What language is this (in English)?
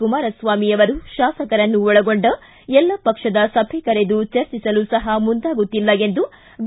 Kannada